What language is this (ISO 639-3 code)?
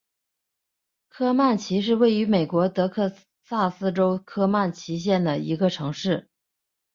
zho